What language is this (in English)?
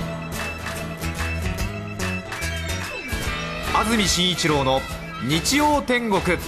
Japanese